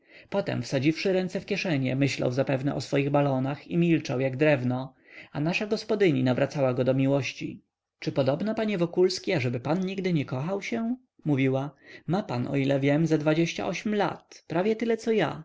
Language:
Polish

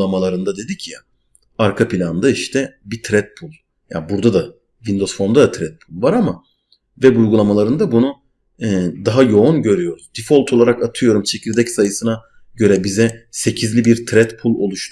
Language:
Turkish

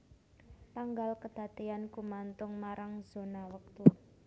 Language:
Javanese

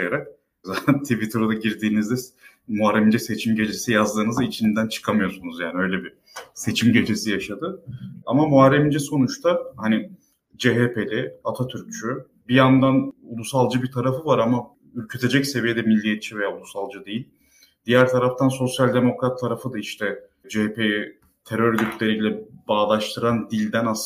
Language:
Turkish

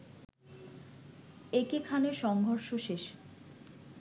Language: Bangla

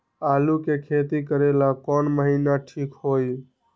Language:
Magahi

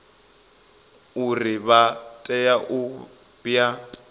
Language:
Venda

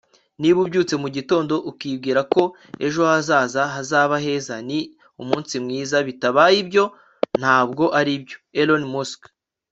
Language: Kinyarwanda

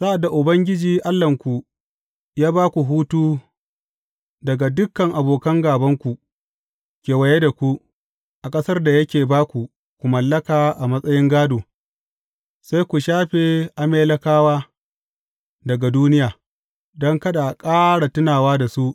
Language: Hausa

